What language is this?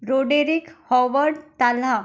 Marathi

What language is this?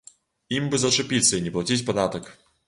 Belarusian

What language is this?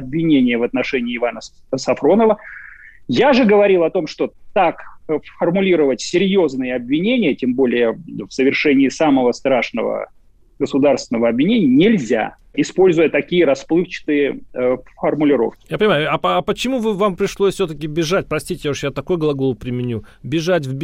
Russian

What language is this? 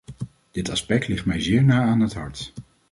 Dutch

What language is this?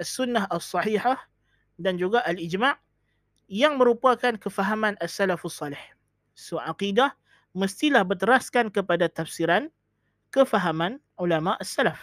Malay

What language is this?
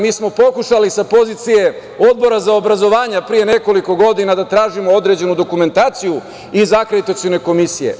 Serbian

